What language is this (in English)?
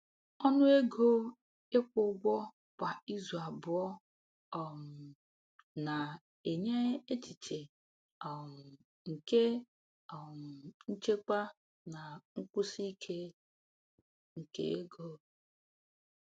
Igbo